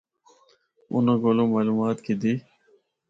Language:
Northern Hindko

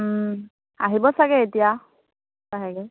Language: Assamese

